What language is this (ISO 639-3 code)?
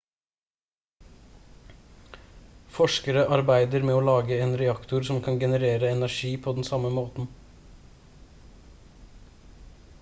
nob